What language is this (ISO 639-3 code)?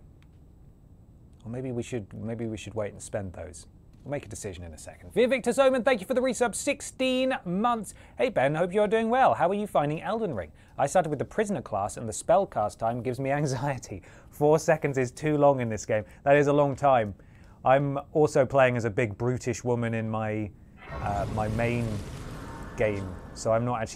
eng